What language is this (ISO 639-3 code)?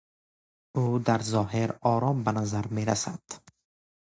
fas